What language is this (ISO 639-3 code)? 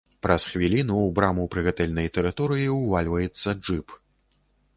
bel